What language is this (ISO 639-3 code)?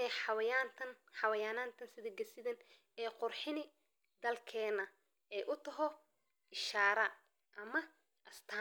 som